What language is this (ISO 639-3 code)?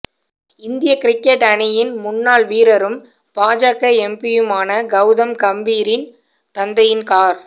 tam